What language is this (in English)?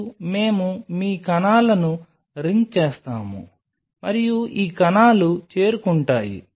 Telugu